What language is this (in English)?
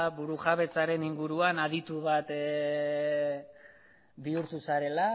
Basque